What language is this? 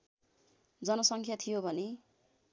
Nepali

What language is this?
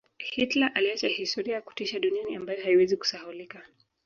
Swahili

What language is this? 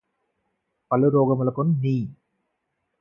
Telugu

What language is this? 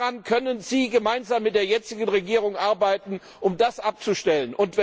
German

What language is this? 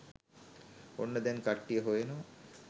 Sinhala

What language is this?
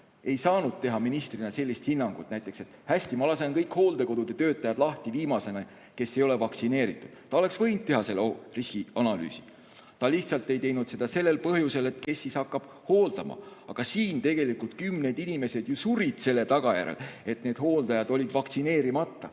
Estonian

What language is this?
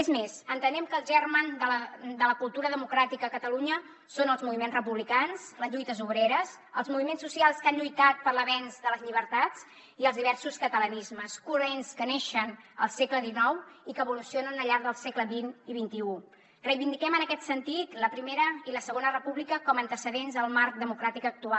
Catalan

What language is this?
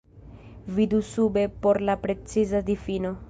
Esperanto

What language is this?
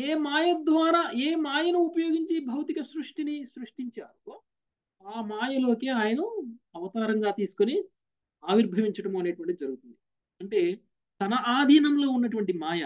Telugu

